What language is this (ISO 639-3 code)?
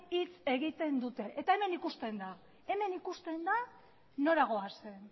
eus